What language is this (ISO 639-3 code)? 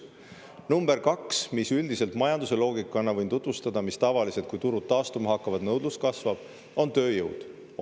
est